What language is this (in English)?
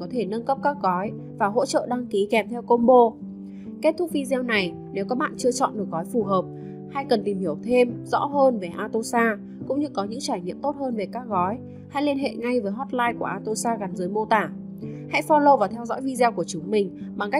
Vietnamese